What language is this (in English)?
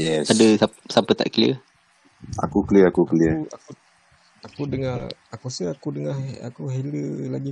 Malay